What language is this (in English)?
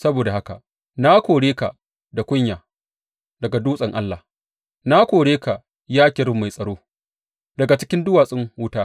Hausa